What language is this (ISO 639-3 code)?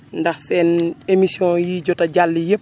wol